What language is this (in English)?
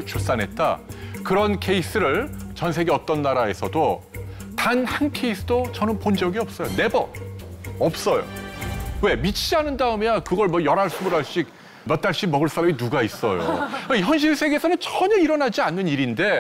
Korean